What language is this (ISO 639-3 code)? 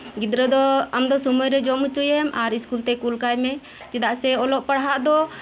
sat